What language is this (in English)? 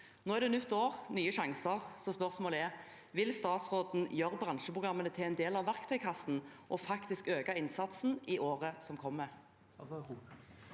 Norwegian